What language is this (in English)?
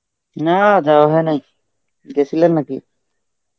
Bangla